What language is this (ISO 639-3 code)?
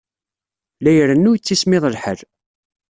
kab